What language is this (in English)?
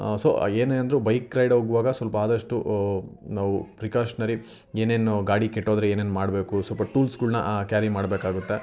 Kannada